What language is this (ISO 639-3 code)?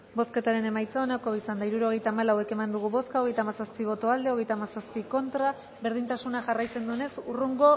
eus